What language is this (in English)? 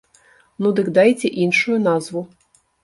Belarusian